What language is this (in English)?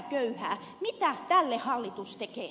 Finnish